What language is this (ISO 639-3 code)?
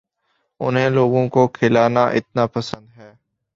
urd